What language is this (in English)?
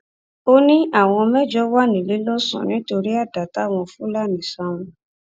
Yoruba